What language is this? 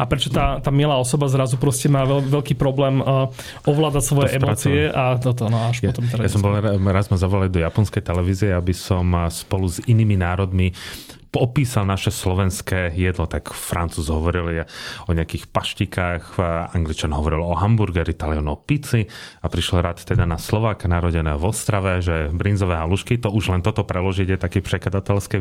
Slovak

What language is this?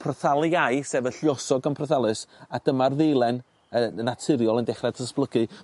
Welsh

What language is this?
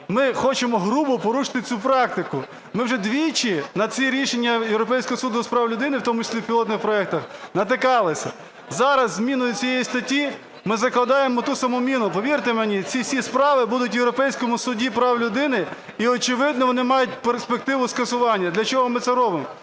Ukrainian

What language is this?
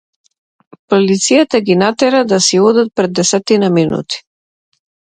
Macedonian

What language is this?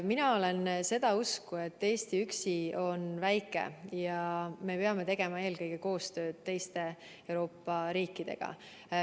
Estonian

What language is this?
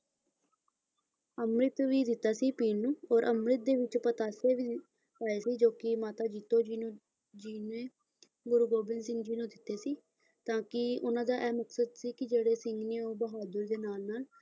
Punjabi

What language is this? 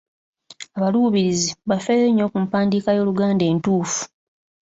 Ganda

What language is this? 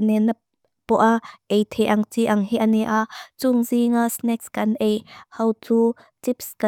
Mizo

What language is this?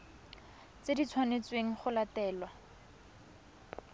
Tswana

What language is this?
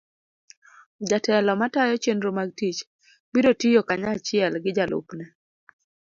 Luo (Kenya and Tanzania)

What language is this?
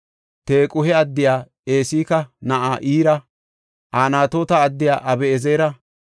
Gofa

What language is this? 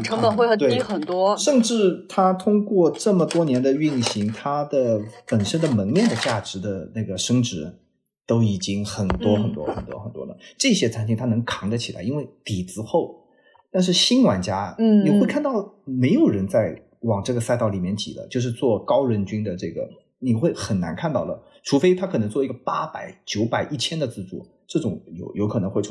Chinese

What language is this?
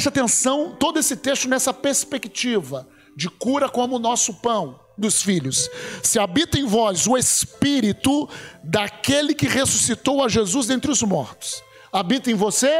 Portuguese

